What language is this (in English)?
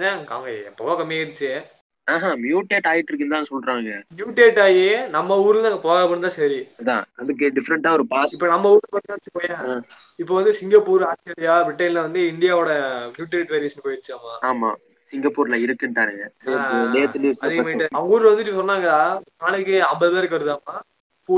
Tamil